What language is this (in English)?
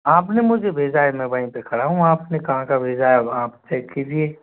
Hindi